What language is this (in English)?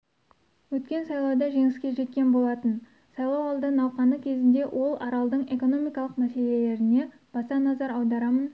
Kazakh